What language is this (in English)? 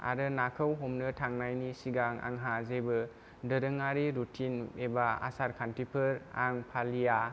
Bodo